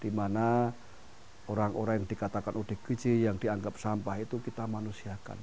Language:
Indonesian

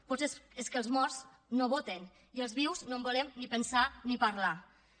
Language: Catalan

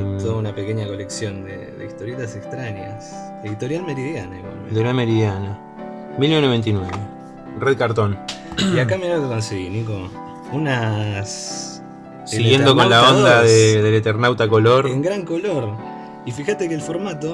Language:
Spanish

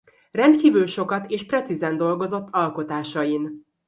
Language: Hungarian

